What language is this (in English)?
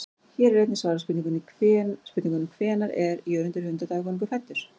Icelandic